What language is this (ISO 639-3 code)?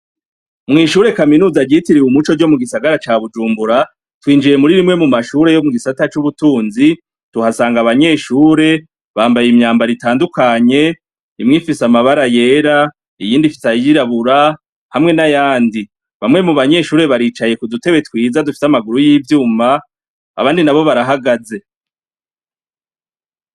run